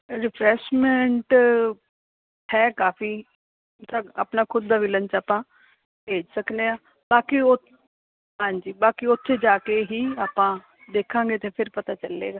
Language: Punjabi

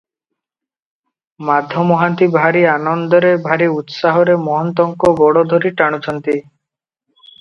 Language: Odia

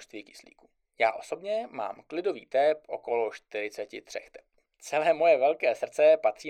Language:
Czech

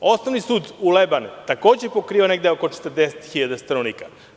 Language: Serbian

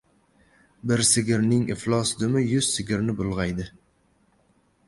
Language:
Uzbek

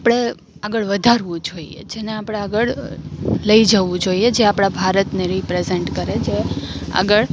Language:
Gujarati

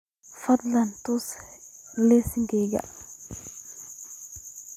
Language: Somali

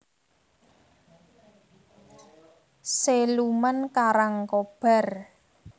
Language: Javanese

